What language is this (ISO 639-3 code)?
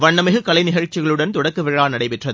tam